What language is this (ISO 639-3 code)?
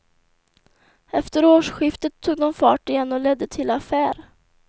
swe